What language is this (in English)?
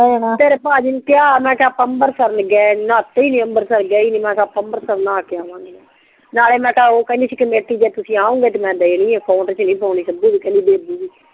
Punjabi